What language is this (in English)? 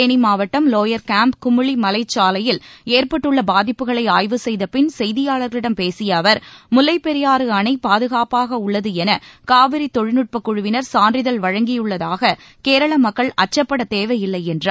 Tamil